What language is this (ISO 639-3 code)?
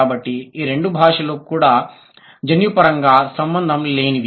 tel